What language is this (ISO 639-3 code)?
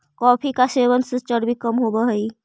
mag